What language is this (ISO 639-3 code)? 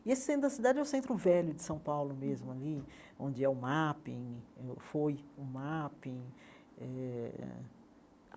por